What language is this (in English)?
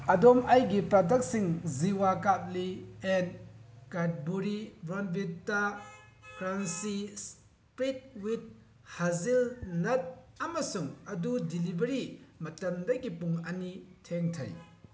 Manipuri